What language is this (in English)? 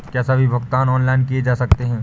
Hindi